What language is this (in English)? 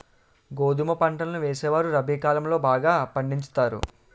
Telugu